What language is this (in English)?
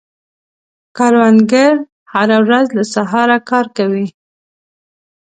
Pashto